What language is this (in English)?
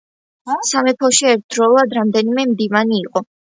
Georgian